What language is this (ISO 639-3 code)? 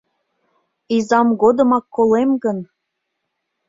chm